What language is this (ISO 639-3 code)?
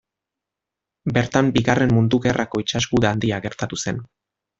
eus